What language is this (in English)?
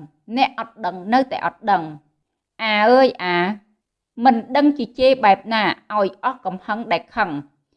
Vietnamese